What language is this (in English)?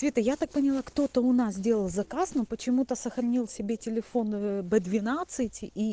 Russian